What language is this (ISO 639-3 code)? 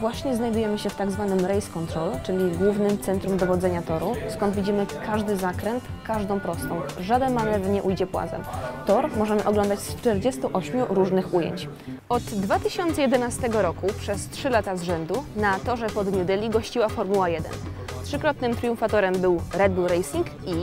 pol